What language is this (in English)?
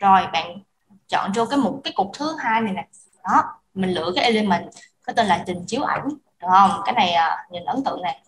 Vietnamese